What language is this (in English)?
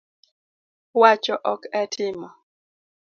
Luo (Kenya and Tanzania)